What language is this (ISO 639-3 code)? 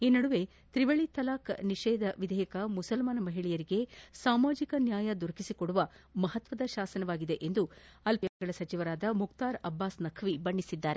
kan